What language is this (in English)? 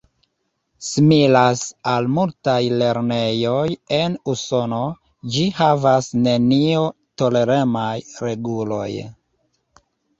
Esperanto